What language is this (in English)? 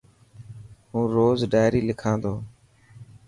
Dhatki